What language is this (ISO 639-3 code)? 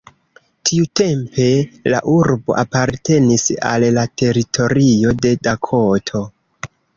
epo